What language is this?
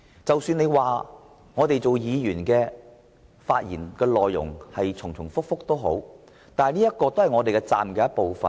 Cantonese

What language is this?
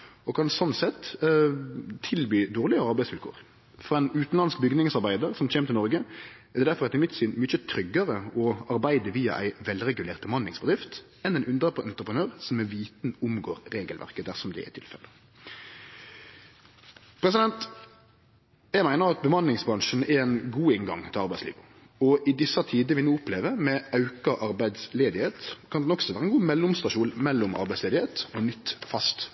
Norwegian Nynorsk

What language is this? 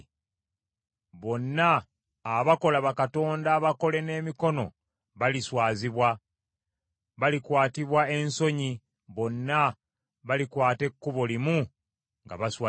Ganda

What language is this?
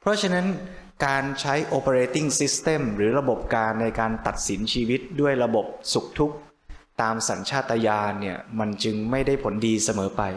Thai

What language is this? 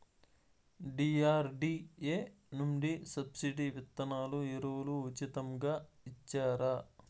Telugu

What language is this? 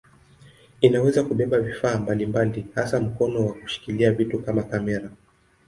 Swahili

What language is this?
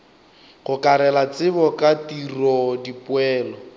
Northern Sotho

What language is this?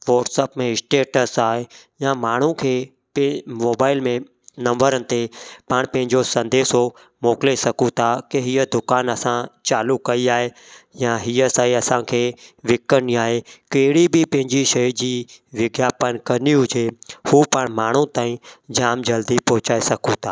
Sindhi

